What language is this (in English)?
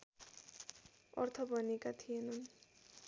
Nepali